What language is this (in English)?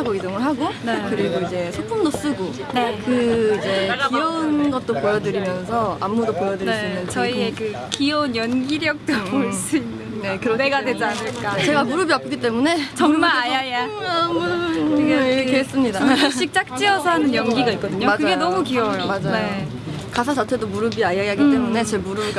Korean